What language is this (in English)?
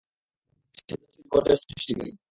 Bangla